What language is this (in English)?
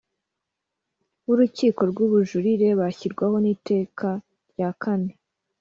Kinyarwanda